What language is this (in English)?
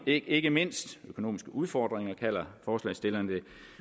Danish